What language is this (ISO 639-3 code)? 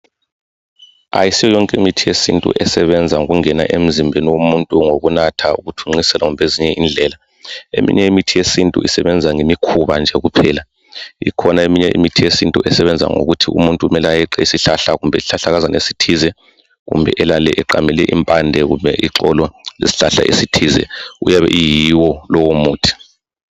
nde